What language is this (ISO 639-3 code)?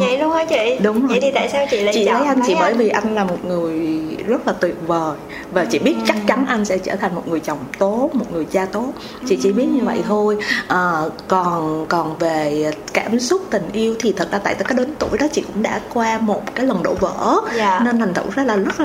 vie